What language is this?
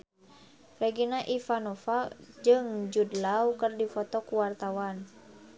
Sundanese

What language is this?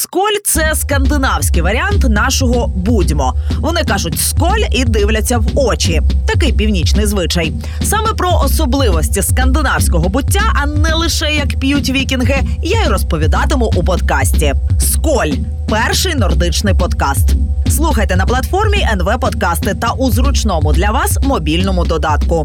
Ukrainian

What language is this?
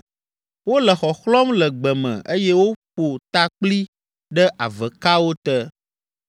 Ewe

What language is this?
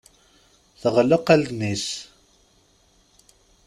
Kabyle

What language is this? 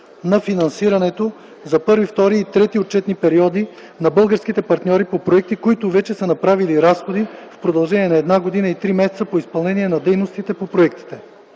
Bulgarian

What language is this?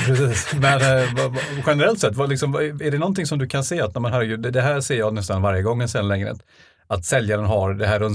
Swedish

